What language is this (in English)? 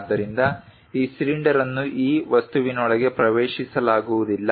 Kannada